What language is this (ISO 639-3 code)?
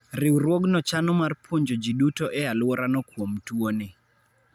luo